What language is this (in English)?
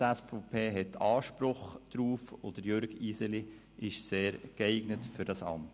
Swiss German